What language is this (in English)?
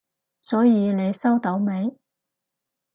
Cantonese